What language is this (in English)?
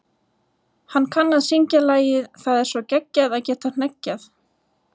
Icelandic